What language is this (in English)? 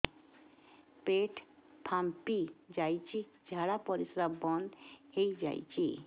Odia